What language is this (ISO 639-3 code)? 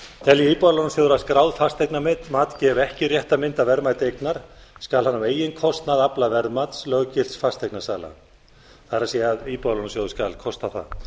isl